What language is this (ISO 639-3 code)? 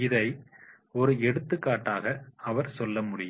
tam